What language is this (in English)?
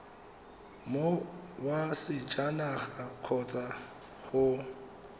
Tswana